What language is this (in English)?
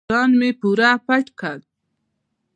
Pashto